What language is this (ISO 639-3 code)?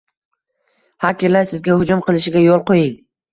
uzb